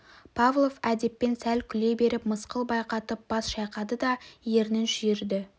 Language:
Kazakh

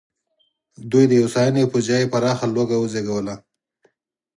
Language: Pashto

